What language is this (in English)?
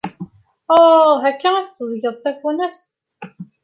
Kabyle